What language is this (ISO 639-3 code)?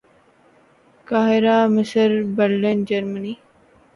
urd